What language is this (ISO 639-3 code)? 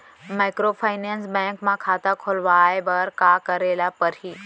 hne